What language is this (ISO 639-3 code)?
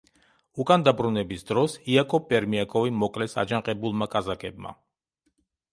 kat